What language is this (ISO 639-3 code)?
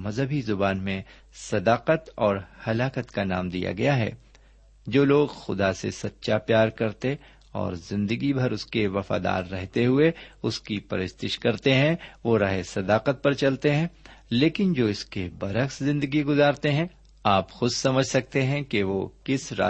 urd